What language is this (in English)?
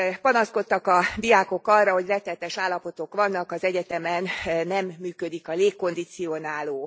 Hungarian